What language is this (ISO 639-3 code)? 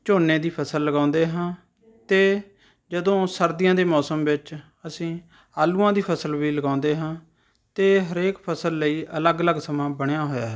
pan